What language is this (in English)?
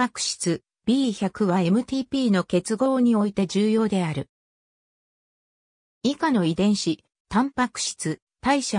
Japanese